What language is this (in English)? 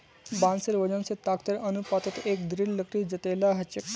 Magahi